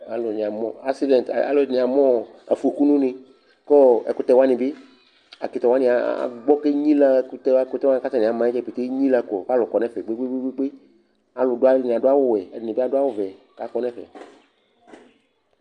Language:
Ikposo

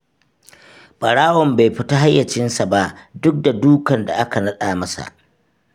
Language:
Hausa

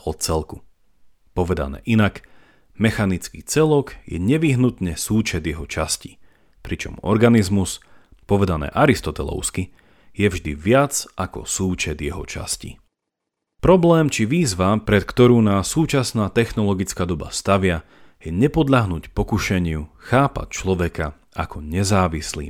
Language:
Slovak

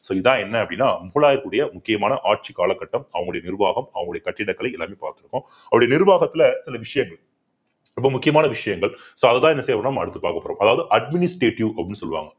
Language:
Tamil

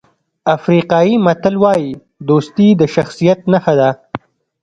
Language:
Pashto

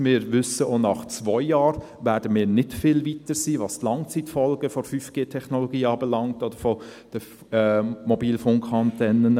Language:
Swiss German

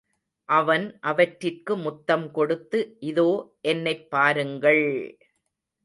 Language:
Tamil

